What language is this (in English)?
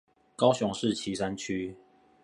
Chinese